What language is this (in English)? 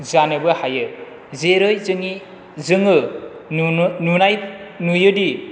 Bodo